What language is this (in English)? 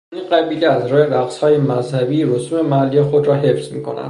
Persian